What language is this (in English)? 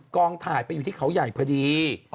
Thai